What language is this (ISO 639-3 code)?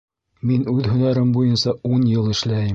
bak